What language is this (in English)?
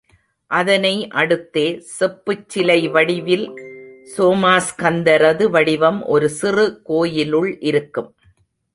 Tamil